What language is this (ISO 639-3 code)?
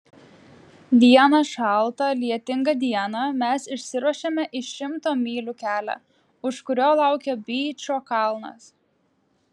lit